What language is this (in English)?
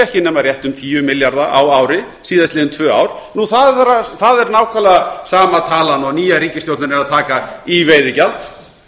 Icelandic